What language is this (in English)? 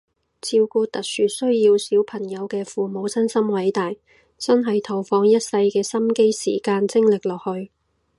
Cantonese